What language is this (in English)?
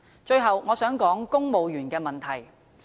Cantonese